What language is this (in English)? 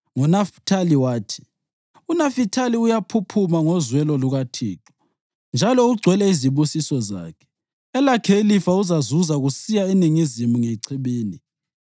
North Ndebele